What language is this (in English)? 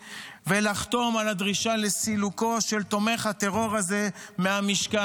Hebrew